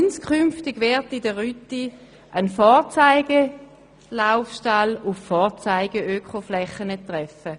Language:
Swiss German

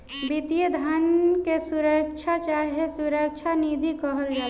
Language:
Bhojpuri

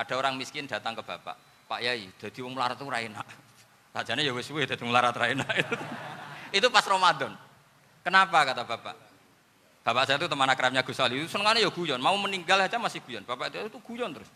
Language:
Indonesian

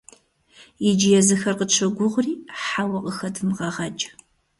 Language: Kabardian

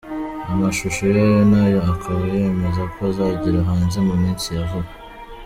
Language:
Kinyarwanda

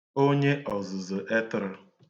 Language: Igbo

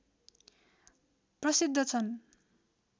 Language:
Nepali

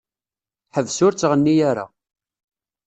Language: Kabyle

